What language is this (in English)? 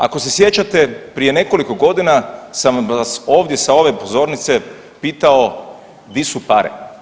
Croatian